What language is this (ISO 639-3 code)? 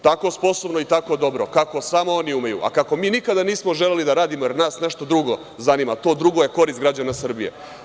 srp